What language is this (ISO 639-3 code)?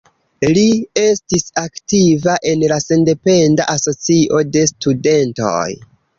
epo